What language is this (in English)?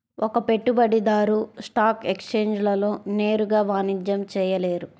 Telugu